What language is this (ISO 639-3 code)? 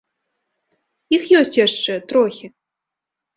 bel